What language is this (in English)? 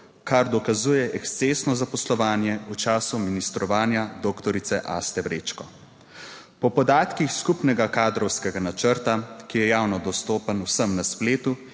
Slovenian